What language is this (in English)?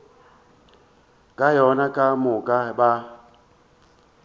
Northern Sotho